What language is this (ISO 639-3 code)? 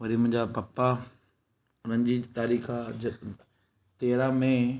snd